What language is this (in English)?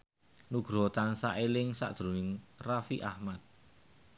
Javanese